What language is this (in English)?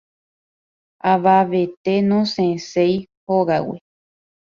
Guarani